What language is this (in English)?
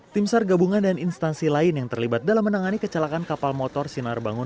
Indonesian